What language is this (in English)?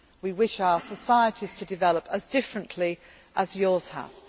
English